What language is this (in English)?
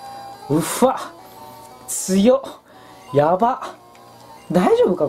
Japanese